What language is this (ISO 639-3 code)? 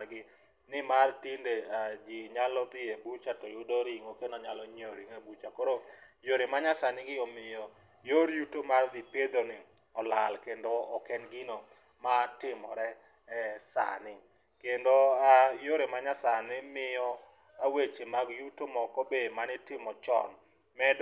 luo